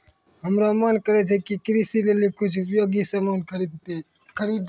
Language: Maithili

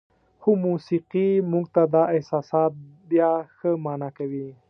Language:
Pashto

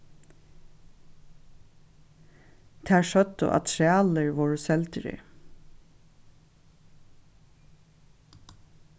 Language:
Faroese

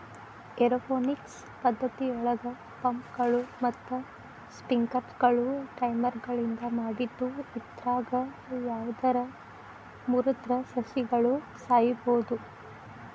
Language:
Kannada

